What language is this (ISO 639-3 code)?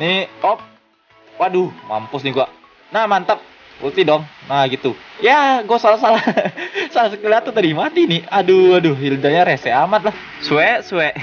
ind